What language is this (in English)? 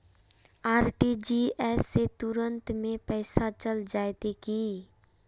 Magahi